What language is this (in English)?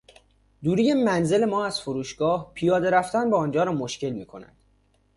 Persian